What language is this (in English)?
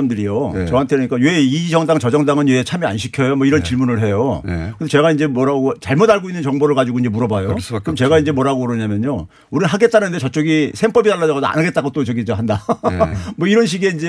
Korean